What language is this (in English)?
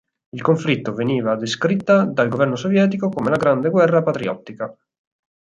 Italian